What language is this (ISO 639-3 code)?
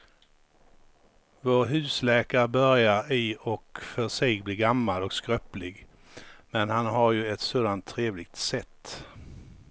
swe